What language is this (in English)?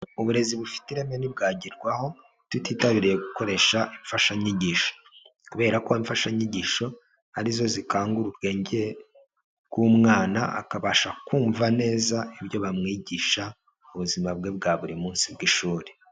Kinyarwanda